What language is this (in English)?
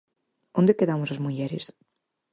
Galician